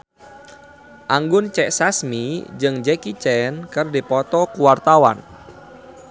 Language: Sundanese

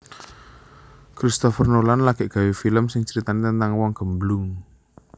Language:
Javanese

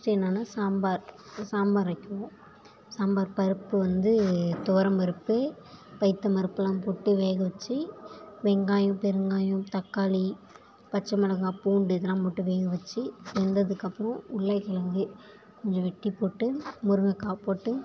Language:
Tamil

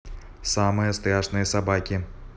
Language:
Russian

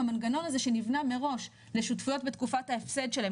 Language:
Hebrew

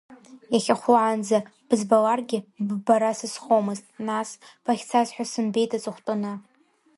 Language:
Abkhazian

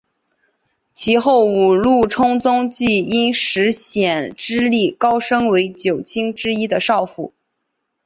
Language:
Chinese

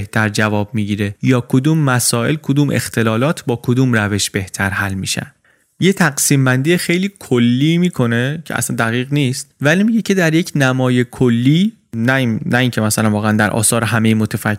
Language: Persian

